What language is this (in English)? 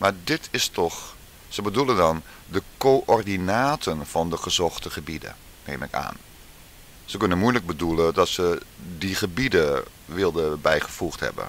Dutch